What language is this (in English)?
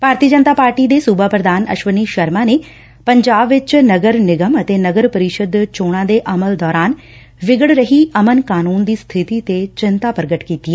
Punjabi